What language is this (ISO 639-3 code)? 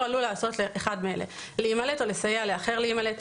heb